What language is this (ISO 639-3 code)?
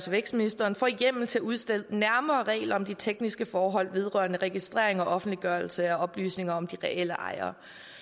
dan